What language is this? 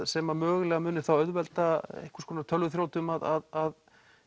Icelandic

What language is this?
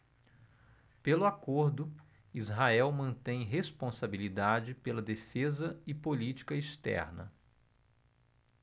Portuguese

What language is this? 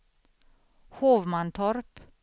Swedish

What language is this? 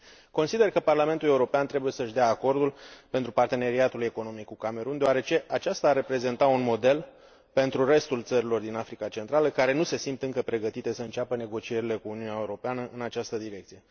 Romanian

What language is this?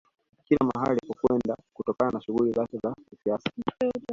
Swahili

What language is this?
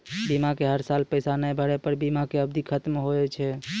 Maithili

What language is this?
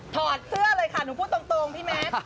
Thai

